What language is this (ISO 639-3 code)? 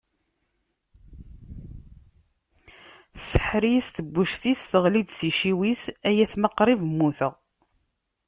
kab